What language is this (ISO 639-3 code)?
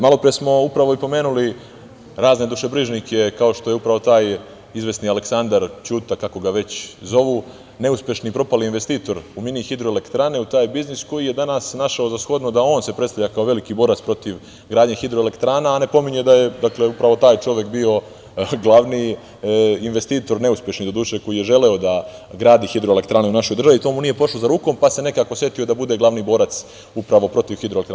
srp